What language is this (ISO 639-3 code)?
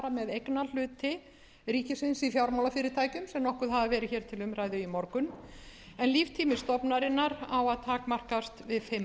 isl